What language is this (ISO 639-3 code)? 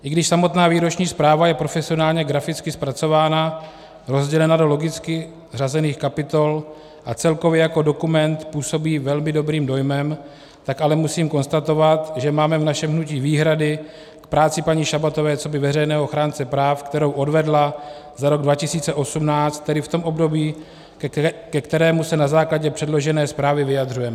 ces